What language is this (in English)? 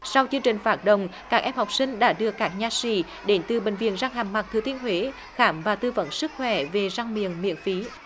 Vietnamese